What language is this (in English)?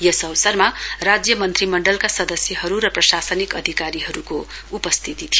Nepali